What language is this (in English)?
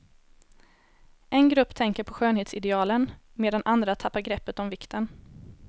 Swedish